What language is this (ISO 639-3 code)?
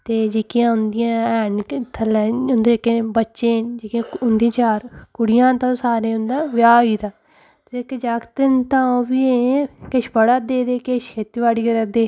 doi